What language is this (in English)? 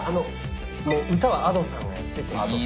Japanese